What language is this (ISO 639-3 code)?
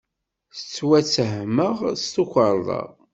kab